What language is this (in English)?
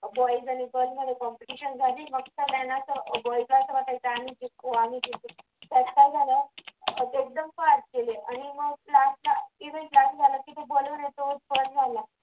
Marathi